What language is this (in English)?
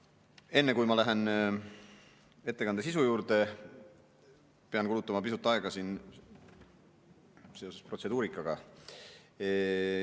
Estonian